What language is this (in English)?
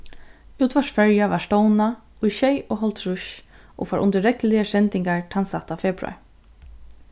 Faroese